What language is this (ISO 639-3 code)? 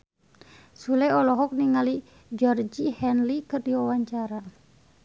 sun